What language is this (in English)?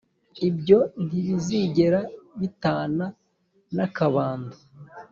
Kinyarwanda